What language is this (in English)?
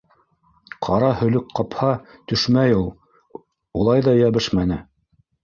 Bashkir